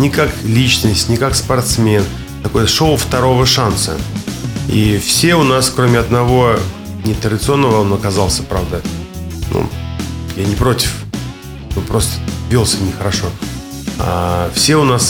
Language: Russian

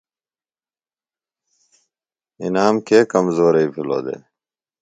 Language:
Phalura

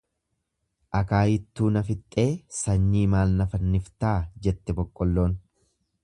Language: Oromo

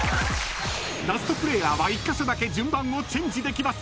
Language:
Japanese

